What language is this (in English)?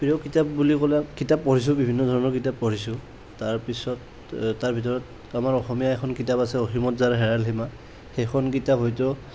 Assamese